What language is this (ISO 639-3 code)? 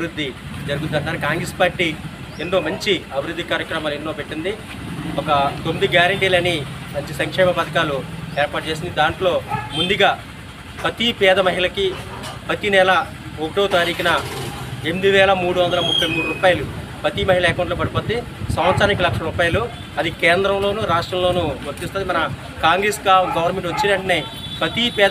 tel